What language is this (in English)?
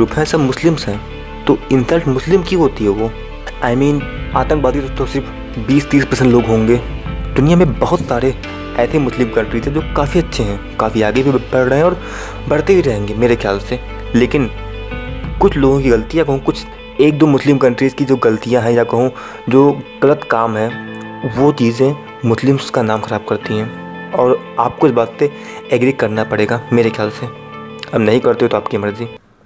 Hindi